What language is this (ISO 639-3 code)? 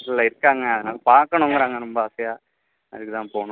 tam